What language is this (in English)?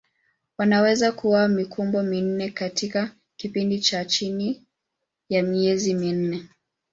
Swahili